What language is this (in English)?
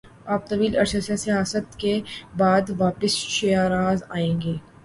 Urdu